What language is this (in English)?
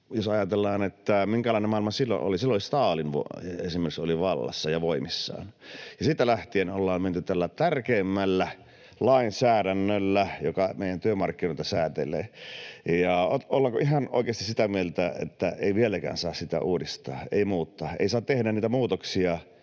Finnish